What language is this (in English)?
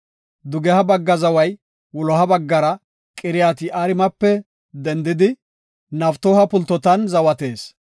Gofa